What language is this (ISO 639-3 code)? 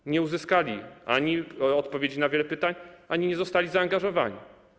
pol